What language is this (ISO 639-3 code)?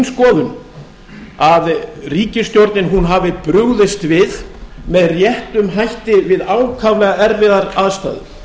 isl